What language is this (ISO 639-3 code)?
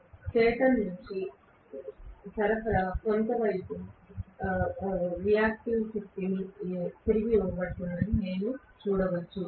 tel